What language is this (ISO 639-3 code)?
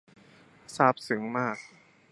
tha